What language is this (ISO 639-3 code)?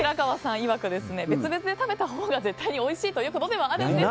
jpn